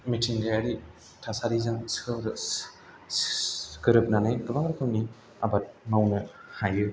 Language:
Bodo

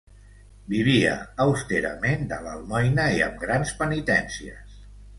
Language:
Catalan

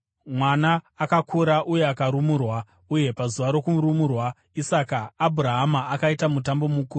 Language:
Shona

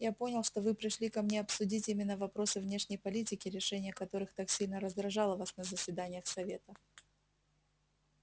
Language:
Russian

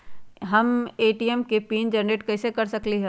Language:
Magahi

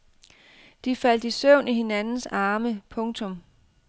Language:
Danish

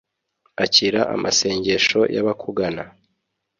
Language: Kinyarwanda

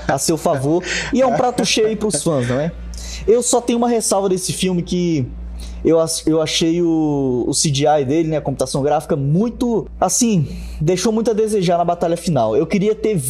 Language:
Portuguese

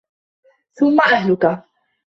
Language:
Arabic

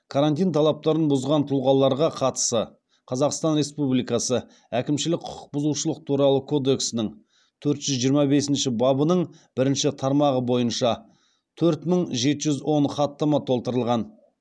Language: Kazakh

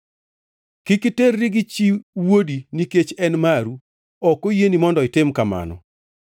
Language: Luo (Kenya and Tanzania)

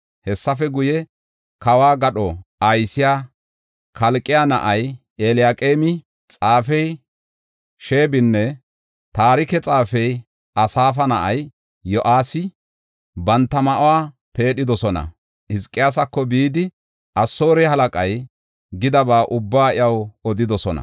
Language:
Gofa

